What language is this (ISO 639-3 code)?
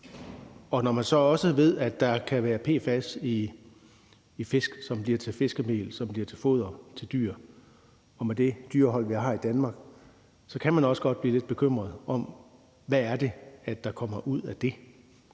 dan